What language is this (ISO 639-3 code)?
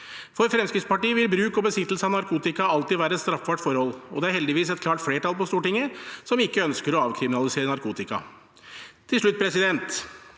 nor